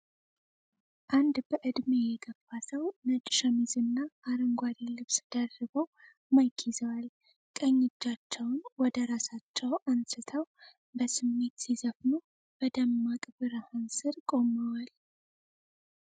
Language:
Amharic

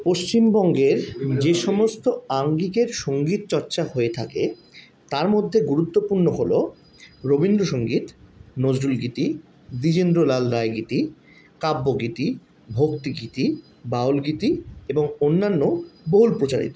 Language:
Bangla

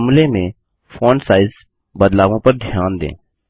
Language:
Hindi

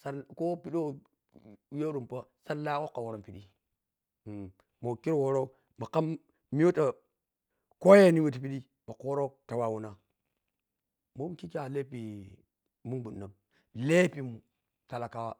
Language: Piya-Kwonci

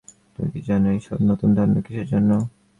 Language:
Bangla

